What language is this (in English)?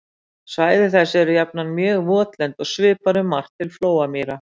Icelandic